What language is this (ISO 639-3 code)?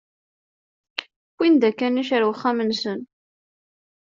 kab